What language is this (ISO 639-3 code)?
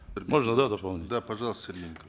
kaz